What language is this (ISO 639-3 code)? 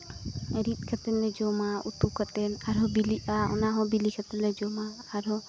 sat